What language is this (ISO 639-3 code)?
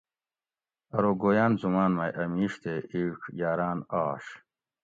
gwc